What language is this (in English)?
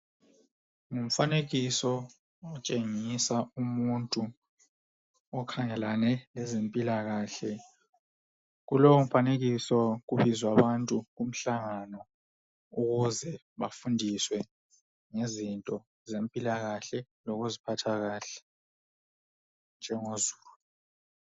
North Ndebele